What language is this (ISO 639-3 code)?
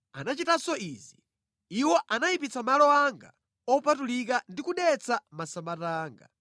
nya